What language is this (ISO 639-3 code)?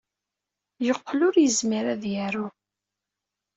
kab